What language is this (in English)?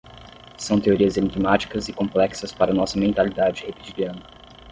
Portuguese